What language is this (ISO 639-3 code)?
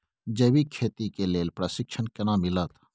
mai